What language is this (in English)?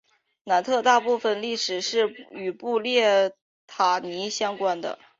Chinese